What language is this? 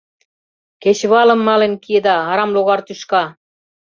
Mari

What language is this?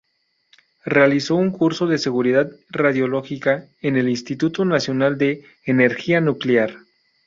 Spanish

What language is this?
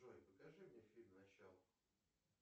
Russian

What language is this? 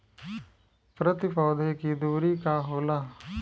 Bhojpuri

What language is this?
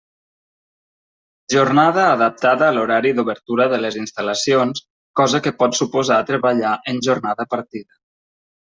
Catalan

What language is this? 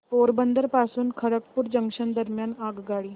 Marathi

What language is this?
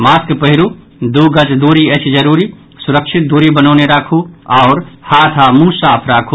Maithili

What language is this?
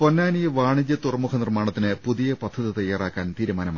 Malayalam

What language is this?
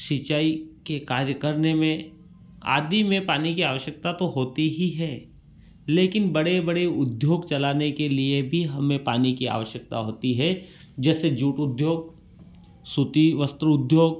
Hindi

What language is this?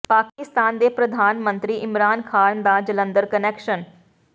Punjabi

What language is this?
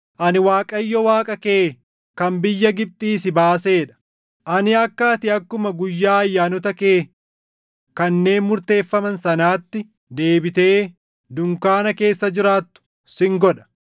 Oromo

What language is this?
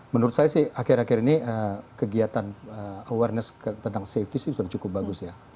Indonesian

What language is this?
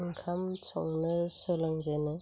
Bodo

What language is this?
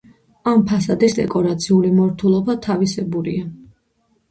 Georgian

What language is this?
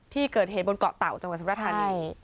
Thai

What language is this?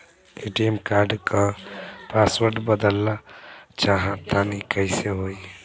Bhojpuri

